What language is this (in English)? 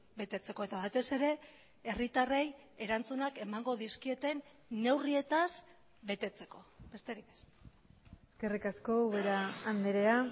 Basque